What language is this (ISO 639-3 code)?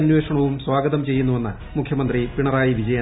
mal